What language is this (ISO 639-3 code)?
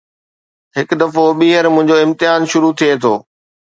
snd